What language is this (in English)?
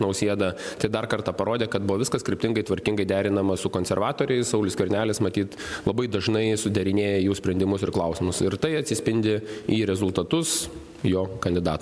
Lithuanian